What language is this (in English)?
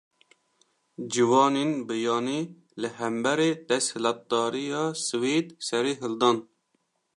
Kurdish